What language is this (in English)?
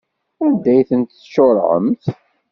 Kabyle